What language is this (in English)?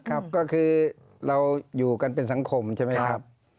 Thai